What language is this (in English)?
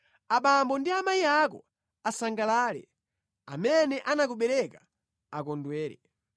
Nyanja